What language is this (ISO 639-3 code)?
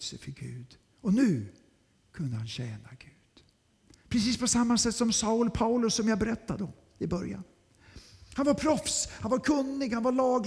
swe